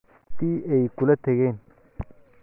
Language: Somali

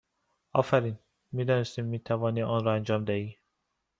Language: Persian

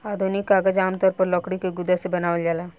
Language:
Bhojpuri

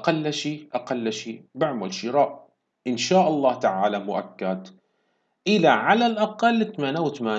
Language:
Arabic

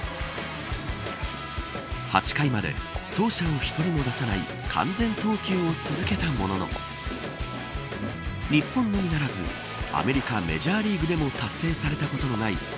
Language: Japanese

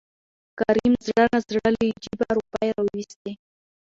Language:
Pashto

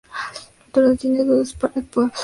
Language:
Spanish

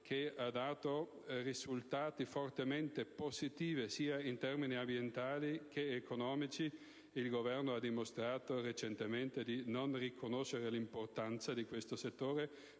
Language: Italian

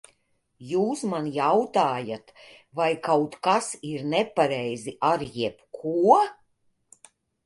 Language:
Latvian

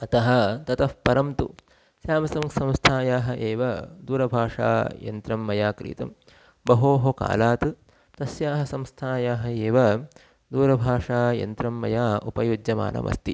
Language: Sanskrit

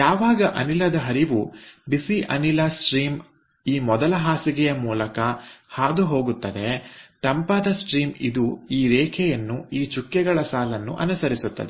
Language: Kannada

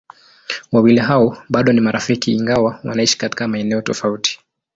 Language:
Swahili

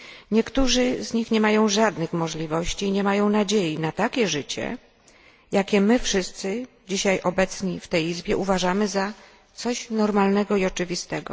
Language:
Polish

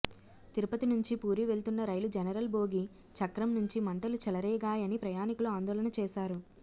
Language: Telugu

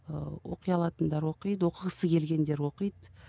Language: Kazakh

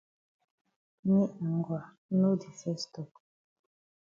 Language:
Cameroon Pidgin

